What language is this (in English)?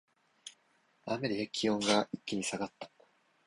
Japanese